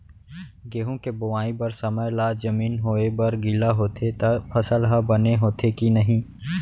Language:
Chhattisgarhi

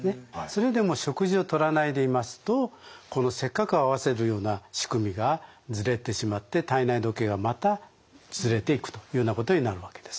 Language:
Japanese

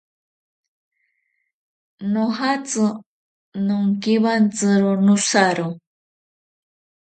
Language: Ashéninka Perené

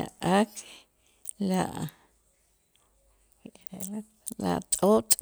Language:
Itzá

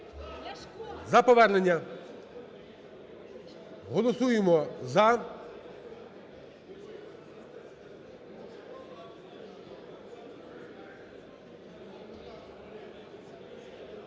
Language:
Ukrainian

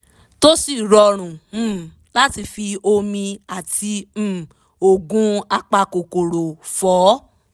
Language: Yoruba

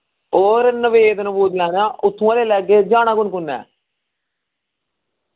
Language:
Dogri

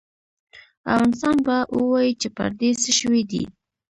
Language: Pashto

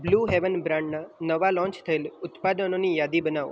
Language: Gujarati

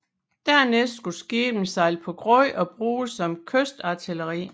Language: Danish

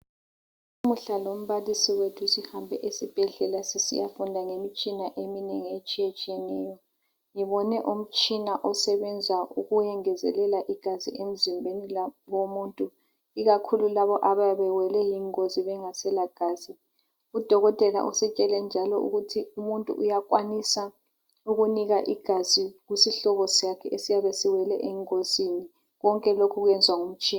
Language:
North Ndebele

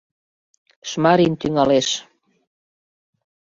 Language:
Mari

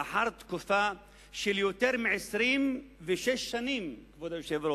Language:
Hebrew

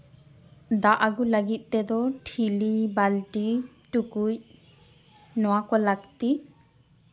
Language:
Santali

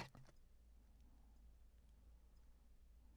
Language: Danish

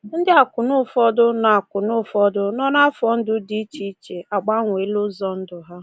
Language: Igbo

